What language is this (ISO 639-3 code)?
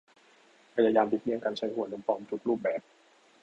tha